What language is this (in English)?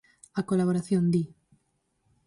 Galician